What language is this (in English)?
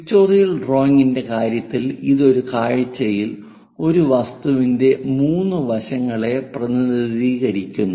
Malayalam